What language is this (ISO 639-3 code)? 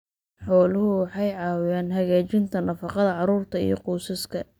som